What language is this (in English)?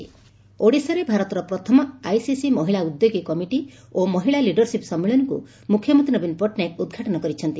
Odia